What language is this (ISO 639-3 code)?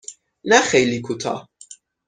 fas